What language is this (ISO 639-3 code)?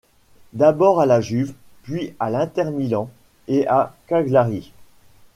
fra